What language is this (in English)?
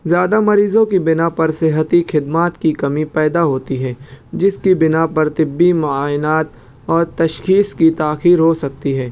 Urdu